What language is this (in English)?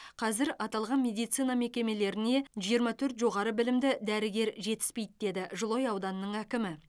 Kazakh